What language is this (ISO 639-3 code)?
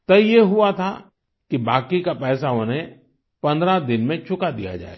hin